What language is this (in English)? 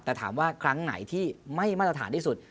Thai